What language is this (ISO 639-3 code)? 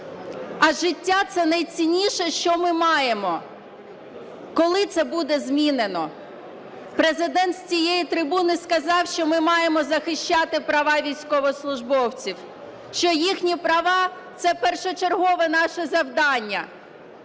ukr